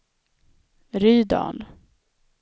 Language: Swedish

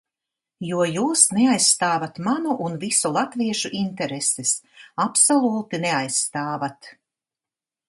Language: Latvian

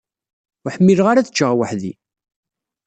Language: Kabyle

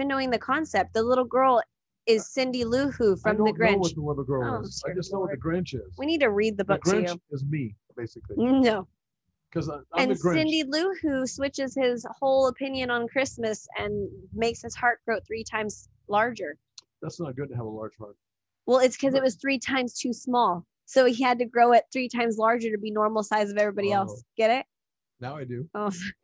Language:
English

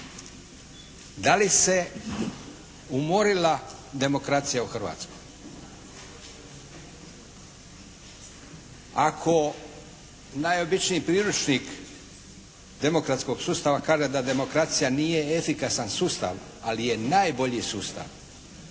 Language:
Croatian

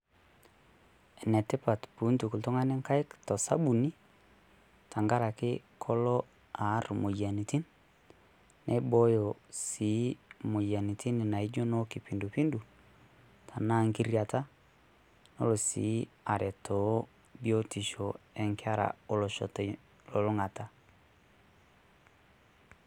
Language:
Masai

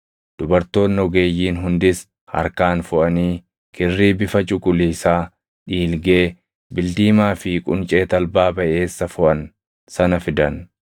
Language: Oromo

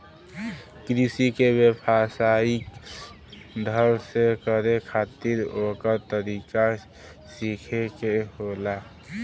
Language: Bhojpuri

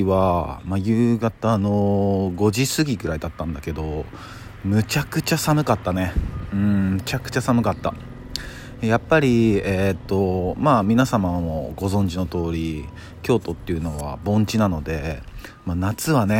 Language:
Japanese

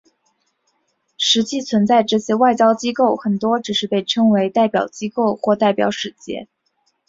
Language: Chinese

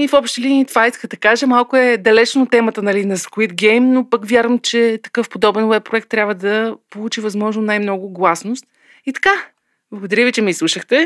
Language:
Bulgarian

